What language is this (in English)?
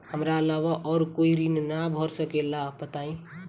Bhojpuri